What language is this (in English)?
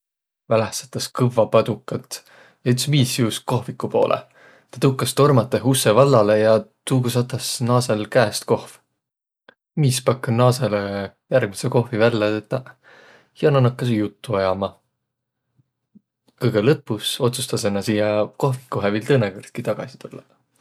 Võro